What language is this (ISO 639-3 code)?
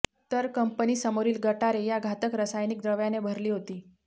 mar